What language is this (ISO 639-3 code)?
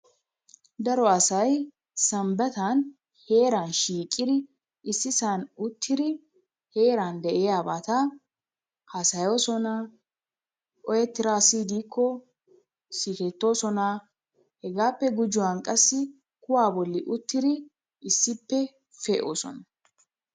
wal